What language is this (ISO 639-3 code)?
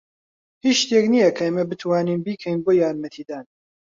ckb